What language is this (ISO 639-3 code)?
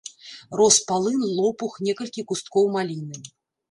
bel